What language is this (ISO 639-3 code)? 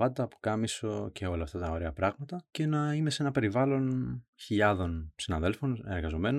ell